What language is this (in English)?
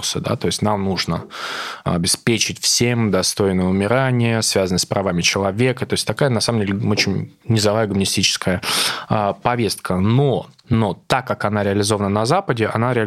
Russian